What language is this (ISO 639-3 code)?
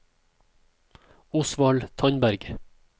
nor